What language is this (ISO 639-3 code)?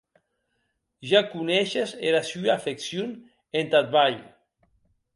oci